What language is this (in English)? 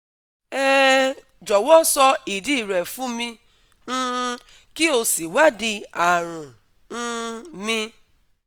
Yoruba